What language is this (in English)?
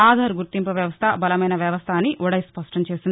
Telugu